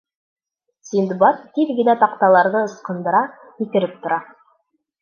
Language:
Bashkir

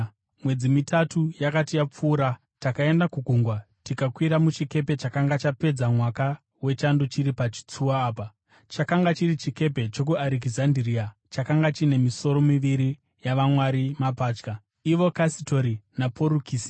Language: Shona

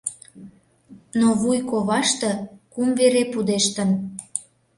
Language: Mari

